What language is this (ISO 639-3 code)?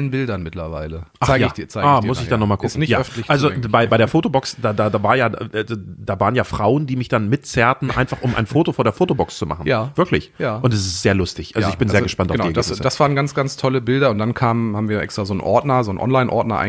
deu